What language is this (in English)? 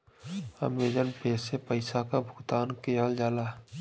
Bhojpuri